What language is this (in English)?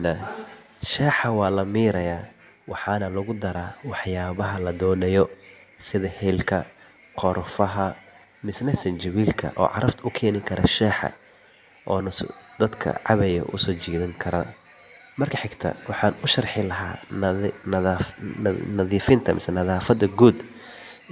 Somali